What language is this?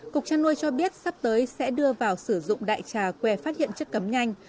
Vietnamese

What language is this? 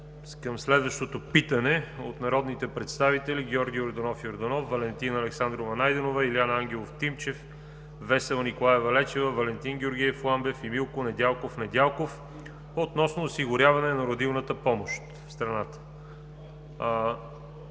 Bulgarian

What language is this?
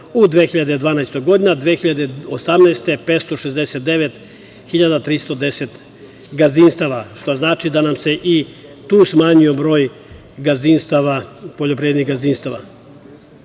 Serbian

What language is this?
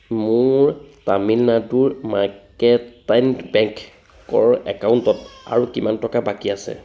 Assamese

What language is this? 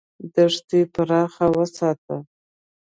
Pashto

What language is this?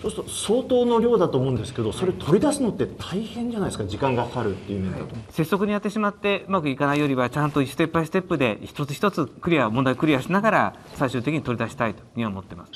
Japanese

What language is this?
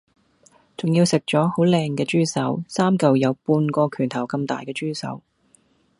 Cantonese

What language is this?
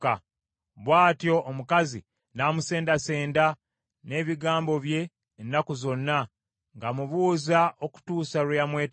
Ganda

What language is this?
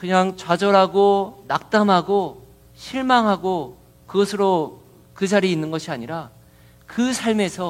Korean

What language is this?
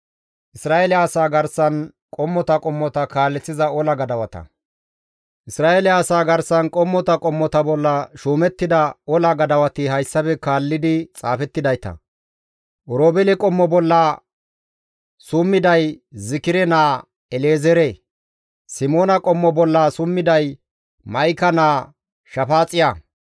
Gamo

